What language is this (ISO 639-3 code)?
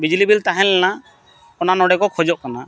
sat